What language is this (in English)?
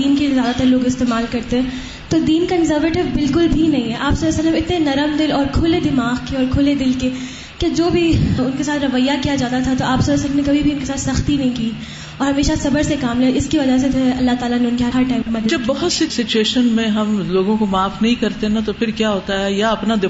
Urdu